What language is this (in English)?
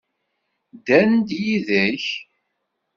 Kabyle